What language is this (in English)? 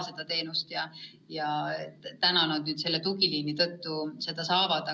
Estonian